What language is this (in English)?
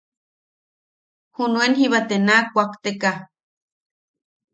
Yaqui